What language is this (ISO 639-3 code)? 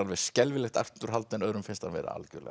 isl